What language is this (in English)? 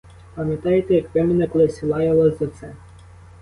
Ukrainian